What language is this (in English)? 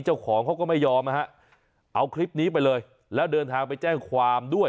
Thai